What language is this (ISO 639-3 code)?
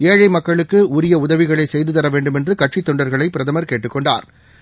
tam